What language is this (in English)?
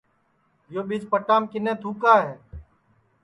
Sansi